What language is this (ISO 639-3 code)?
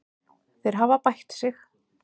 isl